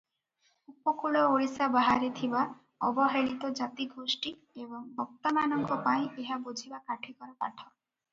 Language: Odia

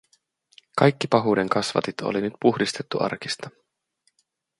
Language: Finnish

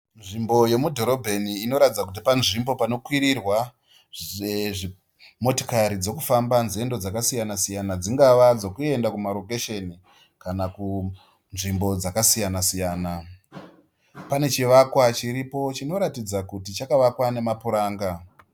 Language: Shona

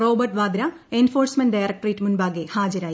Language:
Malayalam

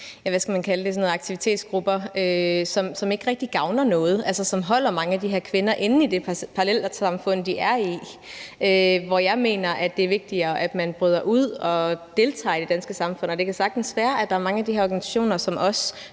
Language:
Danish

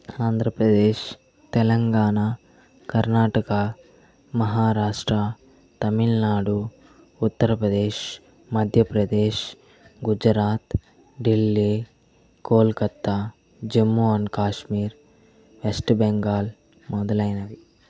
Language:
Telugu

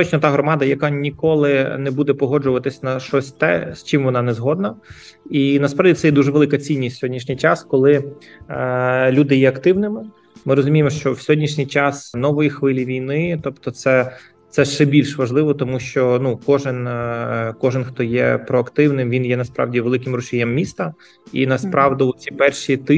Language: Ukrainian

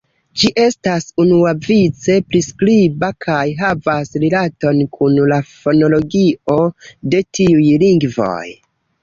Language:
Esperanto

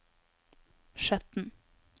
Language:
Norwegian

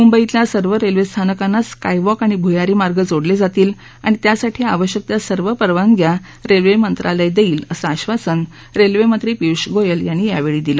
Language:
Marathi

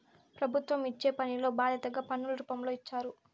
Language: Telugu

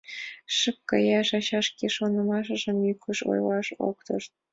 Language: Mari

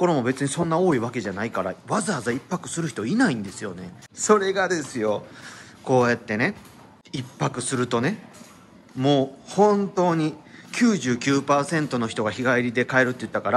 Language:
Japanese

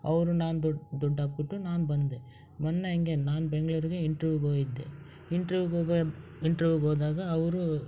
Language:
Kannada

